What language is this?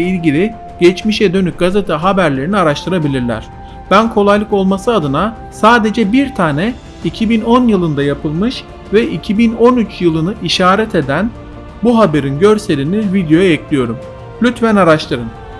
Turkish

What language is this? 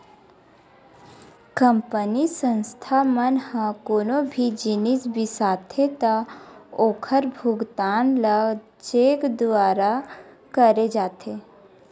Chhattisgarhi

